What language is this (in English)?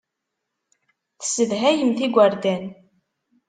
Kabyle